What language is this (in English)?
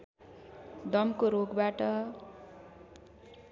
Nepali